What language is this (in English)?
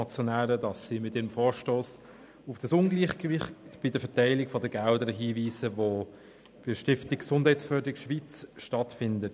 Swiss German